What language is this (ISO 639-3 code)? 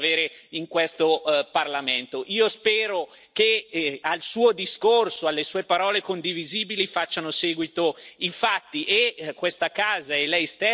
ita